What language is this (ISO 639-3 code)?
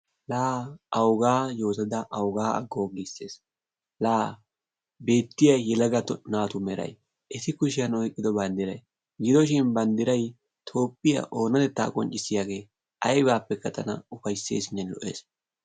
wal